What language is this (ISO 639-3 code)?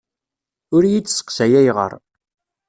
kab